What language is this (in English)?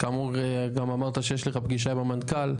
Hebrew